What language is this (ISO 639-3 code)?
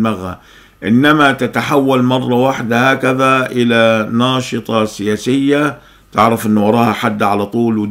ara